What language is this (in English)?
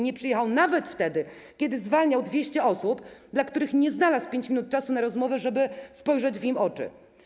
Polish